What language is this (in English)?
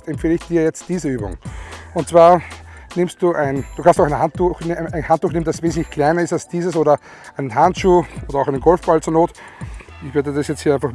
German